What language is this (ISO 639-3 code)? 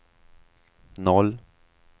swe